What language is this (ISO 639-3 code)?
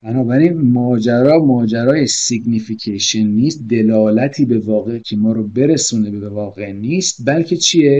fas